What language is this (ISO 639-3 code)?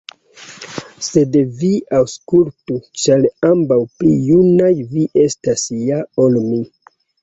epo